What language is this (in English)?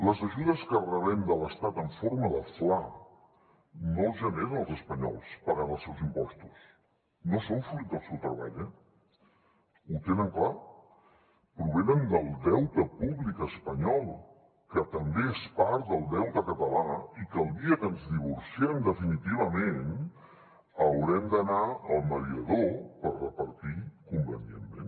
Catalan